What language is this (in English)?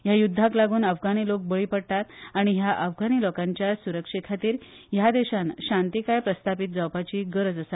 Konkani